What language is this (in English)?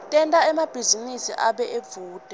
Swati